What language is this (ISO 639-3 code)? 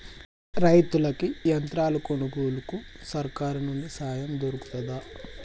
tel